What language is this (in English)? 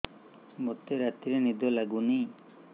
Odia